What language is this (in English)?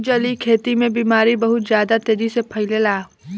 Bhojpuri